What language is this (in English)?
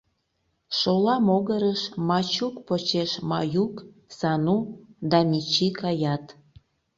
Mari